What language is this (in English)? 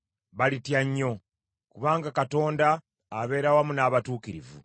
Ganda